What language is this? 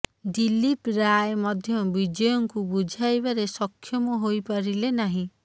Odia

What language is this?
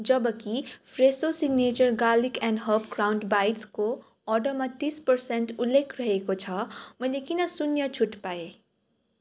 Nepali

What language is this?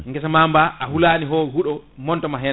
Fula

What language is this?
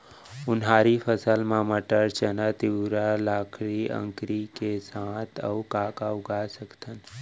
Chhattisgarhi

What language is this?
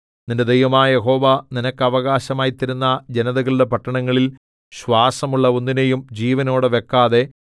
Malayalam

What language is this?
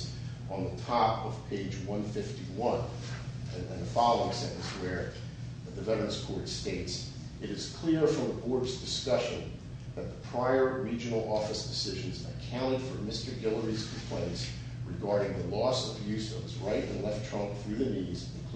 English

